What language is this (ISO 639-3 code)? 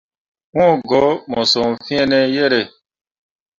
mua